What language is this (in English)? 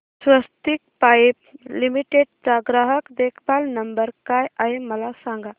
Marathi